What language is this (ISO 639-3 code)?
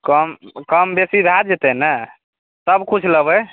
mai